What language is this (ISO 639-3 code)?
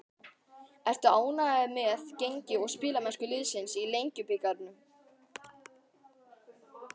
isl